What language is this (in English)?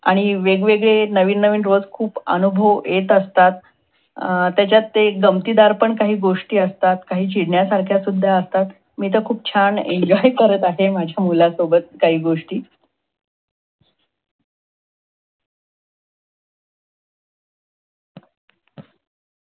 Marathi